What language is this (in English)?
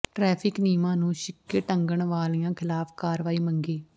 Punjabi